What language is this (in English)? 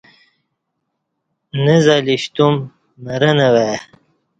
Kati